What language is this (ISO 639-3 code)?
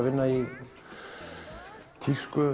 isl